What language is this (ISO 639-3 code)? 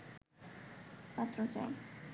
ben